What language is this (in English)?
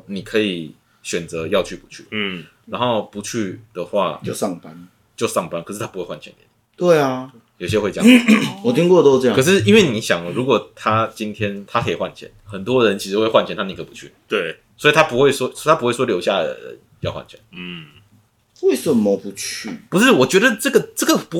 Chinese